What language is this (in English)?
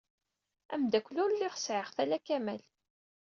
Kabyle